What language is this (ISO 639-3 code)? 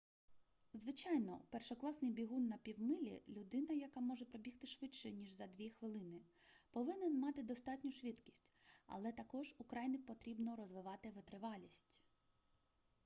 ukr